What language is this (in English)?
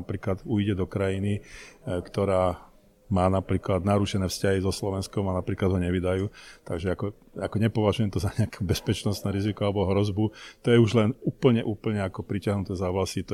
Slovak